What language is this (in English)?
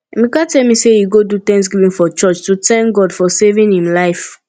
Nigerian Pidgin